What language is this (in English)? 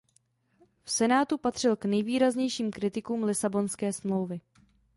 Czech